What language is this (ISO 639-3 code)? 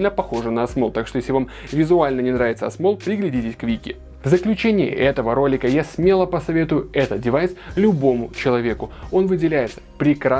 rus